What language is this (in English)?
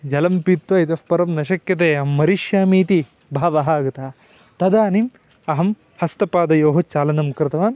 Sanskrit